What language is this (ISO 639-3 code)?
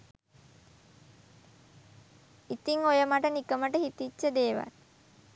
sin